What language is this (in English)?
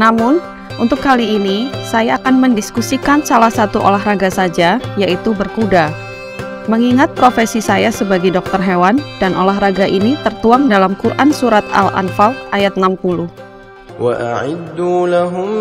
Indonesian